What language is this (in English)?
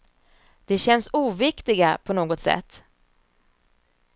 Swedish